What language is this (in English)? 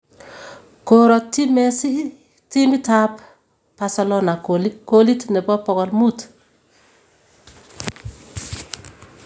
Kalenjin